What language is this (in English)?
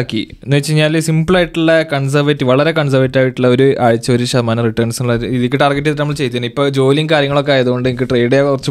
Malayalam